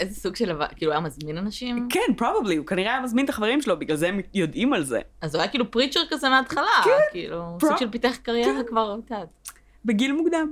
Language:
Hebrew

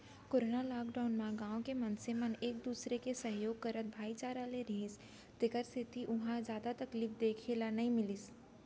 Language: Chhattisgarhi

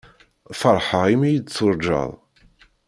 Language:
Kabyle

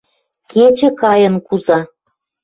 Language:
Western Mari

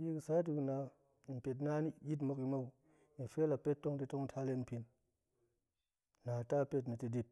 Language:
Goemai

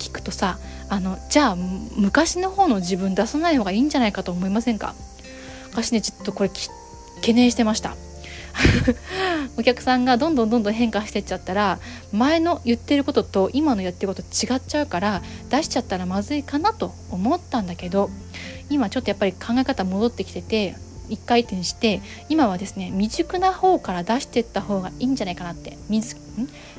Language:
Japanese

